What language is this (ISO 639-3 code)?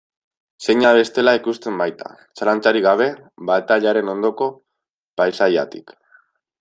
eus